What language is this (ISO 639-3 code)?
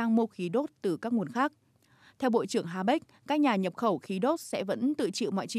vie